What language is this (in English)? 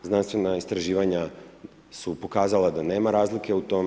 Croatian